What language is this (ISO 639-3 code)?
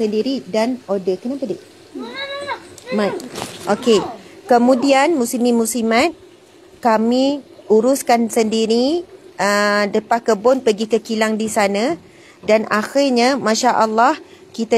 msa